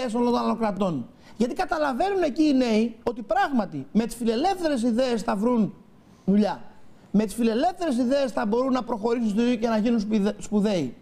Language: Greek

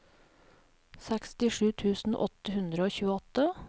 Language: Norwegian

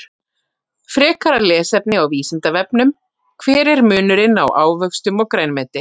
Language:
Icelandic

